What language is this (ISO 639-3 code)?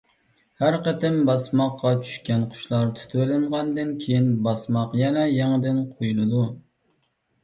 uig